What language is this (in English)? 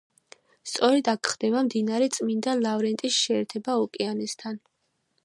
Georgian